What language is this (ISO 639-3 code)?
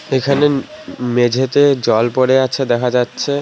ben